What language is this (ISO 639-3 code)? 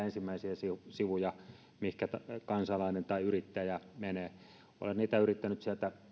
fin